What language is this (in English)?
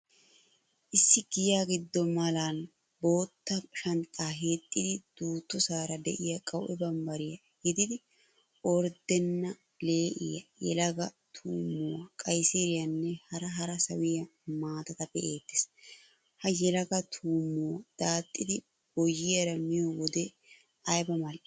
Wolaytta